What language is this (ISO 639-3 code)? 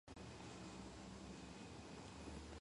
kat